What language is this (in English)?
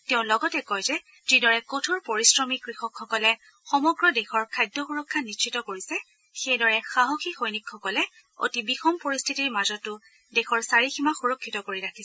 Assamese